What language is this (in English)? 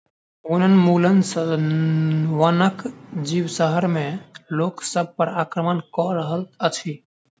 Maithili